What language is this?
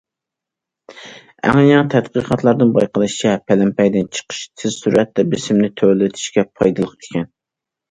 Uyghur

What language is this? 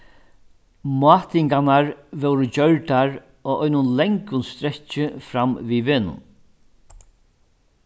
Faroese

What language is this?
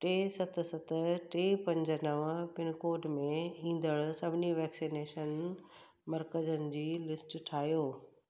Sindhi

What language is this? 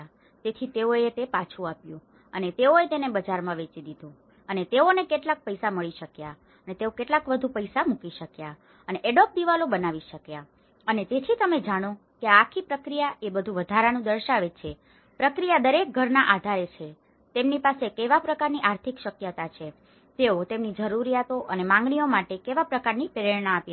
Gujarati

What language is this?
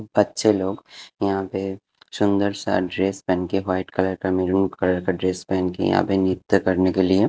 Hindi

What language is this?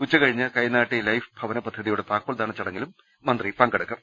Malayalam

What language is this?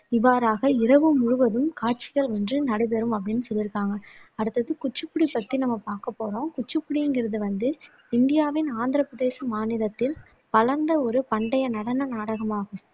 Tamil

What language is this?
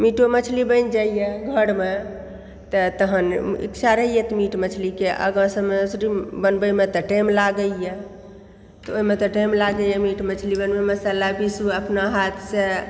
Maithili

